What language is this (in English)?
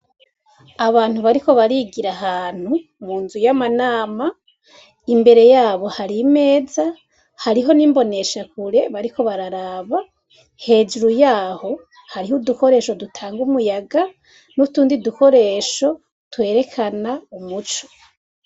Rundi